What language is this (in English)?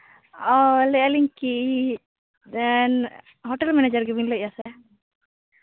Santali